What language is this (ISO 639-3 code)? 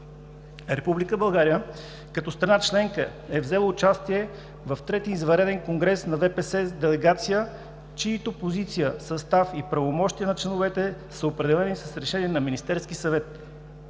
bul